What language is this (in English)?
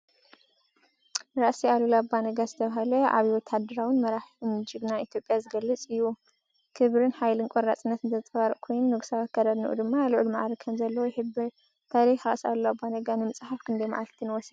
Tigrinya